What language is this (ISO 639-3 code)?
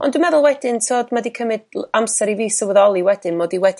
cym